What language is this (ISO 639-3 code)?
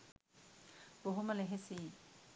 sin